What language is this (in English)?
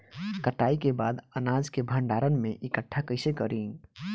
Bhojpuri